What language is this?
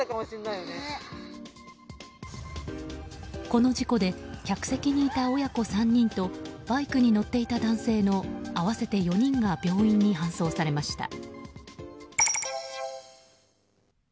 Japanese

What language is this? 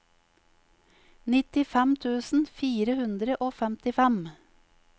Norwegian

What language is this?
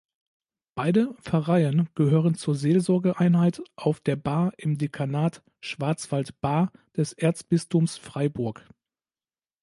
German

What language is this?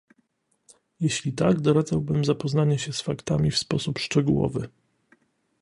Polish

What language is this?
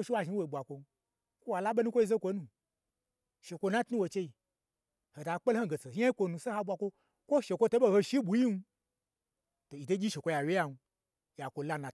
Gbagyi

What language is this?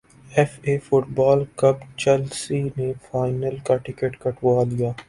Urdu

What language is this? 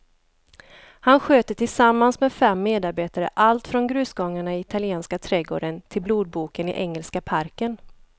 Swedish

